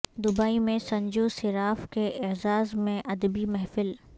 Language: Urdu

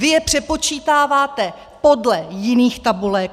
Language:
Czech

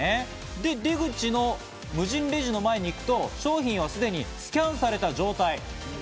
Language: Japanese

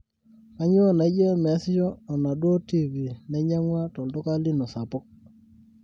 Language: Masai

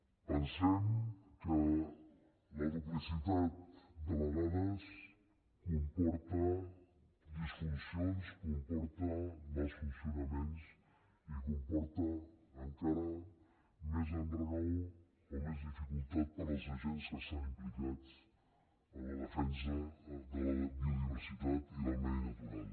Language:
Catalan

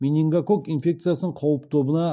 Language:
Kazakh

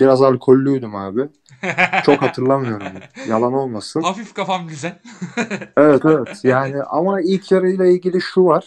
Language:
Turkish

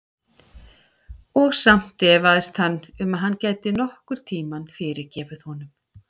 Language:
Icelandic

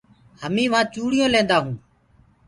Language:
Gurgula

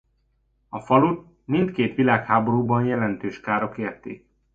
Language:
Hungarian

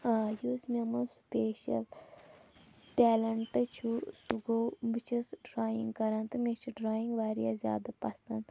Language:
Kashmiri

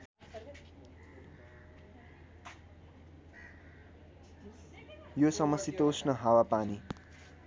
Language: Nepali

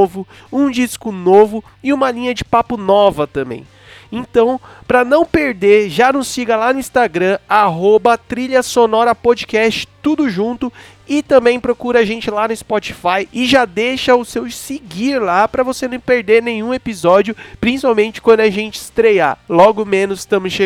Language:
Portuguese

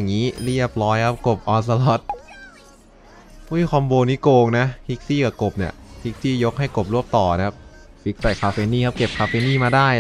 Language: Thai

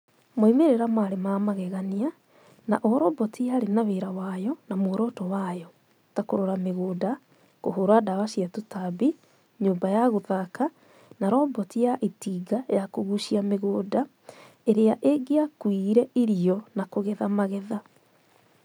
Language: Kikuyu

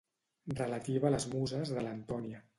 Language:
Catalan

